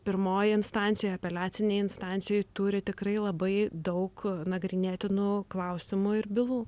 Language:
Lithuanian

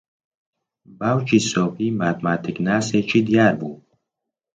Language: Central Kurdish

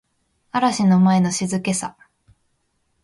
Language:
Japanese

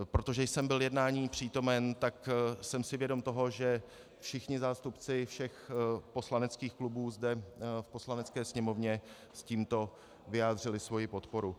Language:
Czech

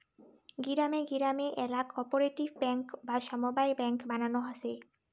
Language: Bangla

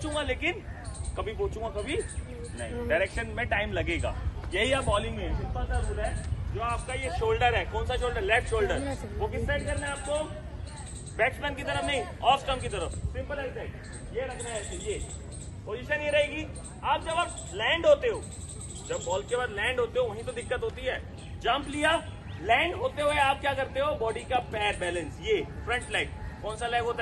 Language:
Hindi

